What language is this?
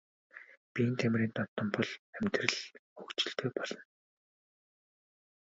Mongolian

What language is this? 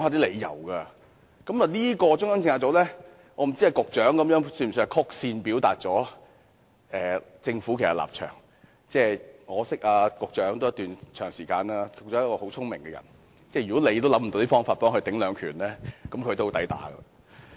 Cantonese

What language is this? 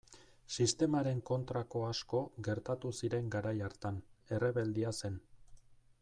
Basque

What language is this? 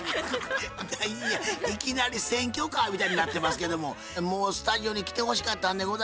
Japanese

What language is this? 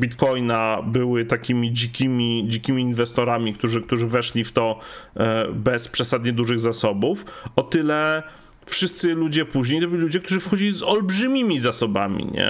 Polish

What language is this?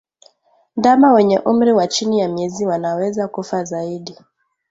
Swahili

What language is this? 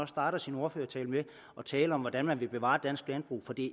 Danish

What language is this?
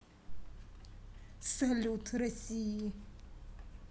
Russian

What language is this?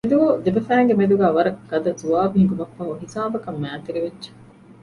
Divehi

